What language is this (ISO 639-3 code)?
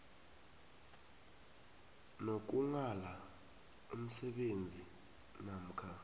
nbl